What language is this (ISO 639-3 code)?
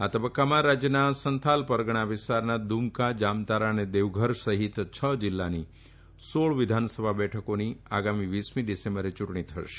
guj